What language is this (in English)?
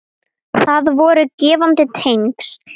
Icelandic